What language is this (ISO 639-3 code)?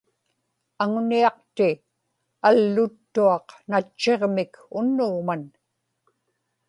ipk